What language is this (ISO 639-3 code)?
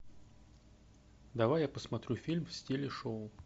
rus